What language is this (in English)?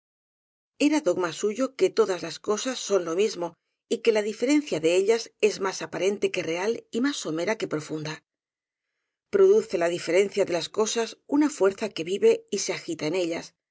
Spanish